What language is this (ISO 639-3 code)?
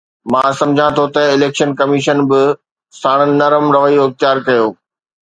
snd